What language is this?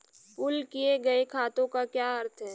Hindi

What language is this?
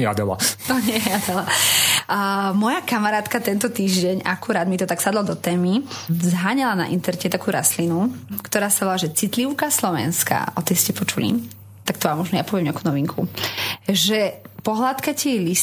Slovak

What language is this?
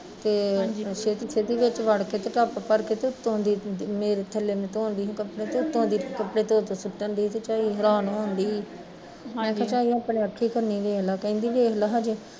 Punjabi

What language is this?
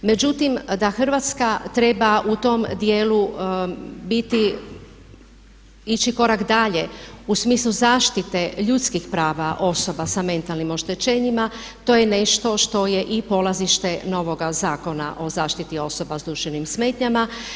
Croatian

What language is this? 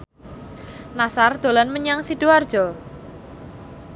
Javanese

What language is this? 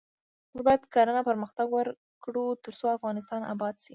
Pashto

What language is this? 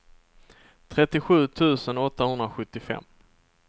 Swedish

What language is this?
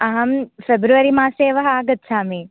Sanskrit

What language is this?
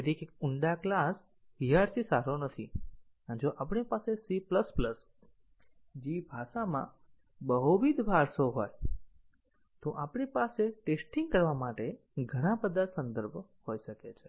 Gujarati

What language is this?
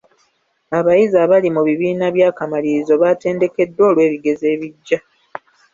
Ganda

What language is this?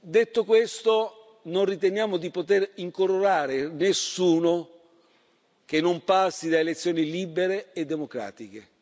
Italian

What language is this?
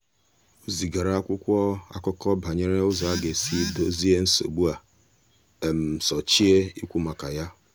Igbo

